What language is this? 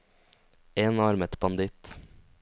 Norwegian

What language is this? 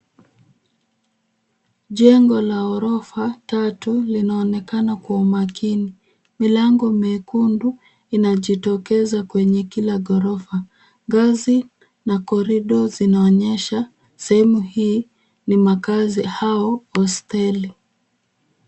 Swahili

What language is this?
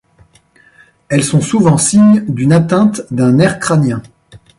French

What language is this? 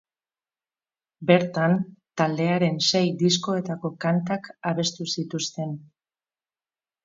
Basque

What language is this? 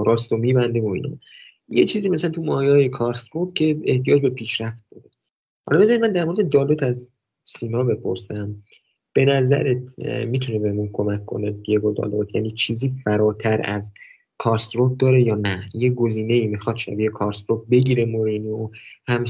Persian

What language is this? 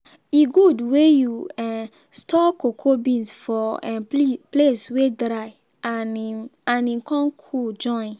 Nigerian Pidgin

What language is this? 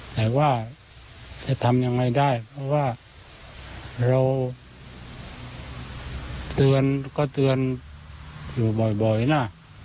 Thai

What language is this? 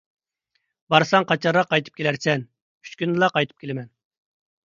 Uyghur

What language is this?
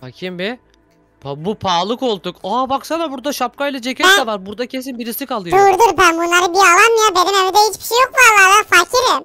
Turkish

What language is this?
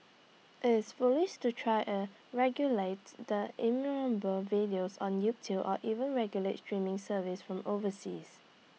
English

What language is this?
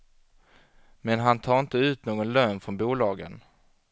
Swedish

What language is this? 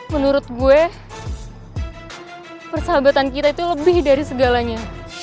Indonesian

